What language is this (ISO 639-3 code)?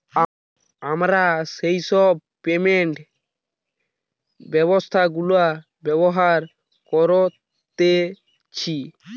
ben